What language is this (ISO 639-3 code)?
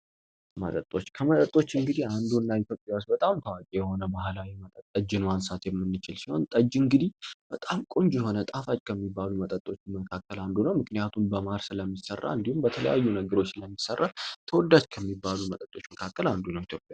amh